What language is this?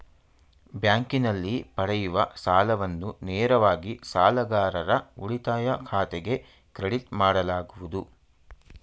Kannada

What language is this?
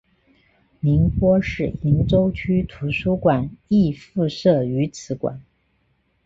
Chinese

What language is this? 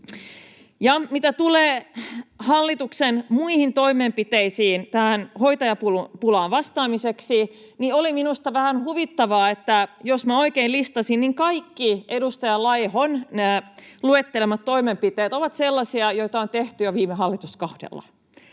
Finnish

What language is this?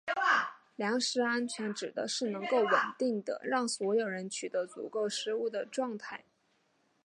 Chinese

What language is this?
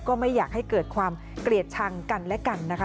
Thai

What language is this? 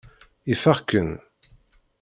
Kabyle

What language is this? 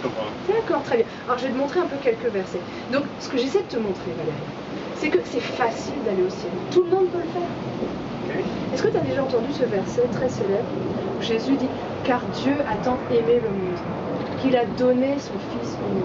French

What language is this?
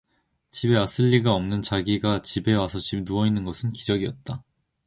Korean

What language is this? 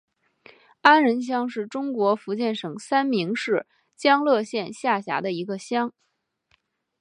Chinese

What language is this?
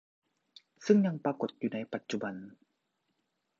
Thai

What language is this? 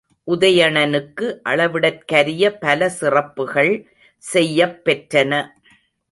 Tamil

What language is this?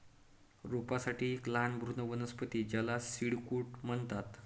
Marathi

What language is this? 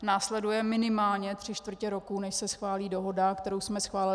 Czech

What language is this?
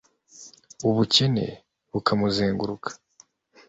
Kinyarwanda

